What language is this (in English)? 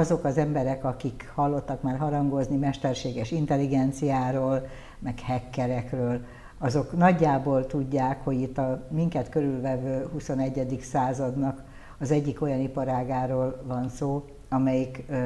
Hungarian